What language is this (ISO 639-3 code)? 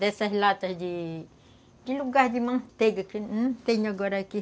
por